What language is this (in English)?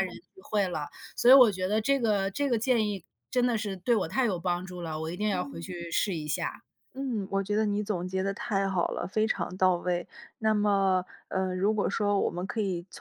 Chinese